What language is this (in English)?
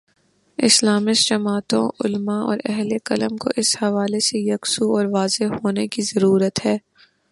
Urdu